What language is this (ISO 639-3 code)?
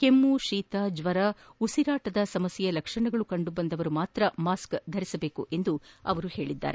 kan